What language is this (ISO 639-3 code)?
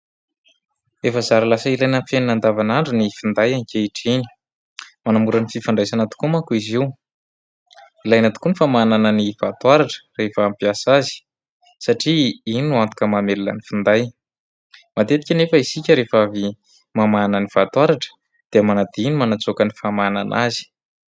mlg